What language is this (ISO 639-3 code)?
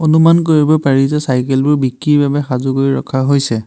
asm